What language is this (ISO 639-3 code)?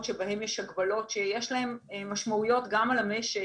heb